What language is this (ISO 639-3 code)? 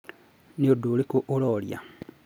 kik